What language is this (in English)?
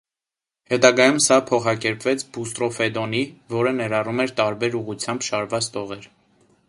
Armenian